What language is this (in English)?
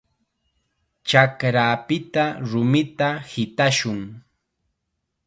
Chiquián Ancash Quechua